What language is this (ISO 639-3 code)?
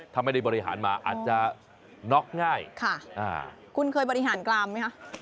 tha